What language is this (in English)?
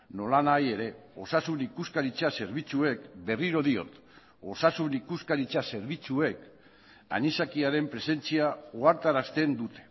Basque